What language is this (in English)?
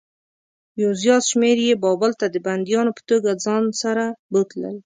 Pashto